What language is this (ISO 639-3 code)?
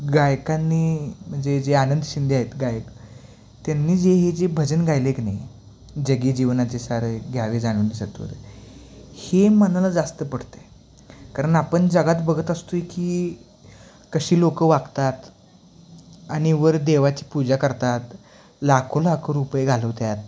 mar